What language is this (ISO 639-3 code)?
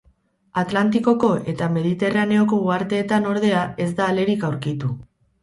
eus